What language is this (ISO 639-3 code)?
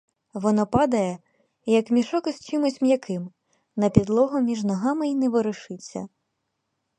ukr